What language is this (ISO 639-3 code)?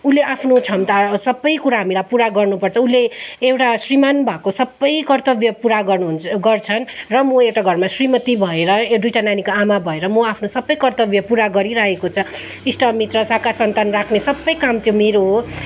nep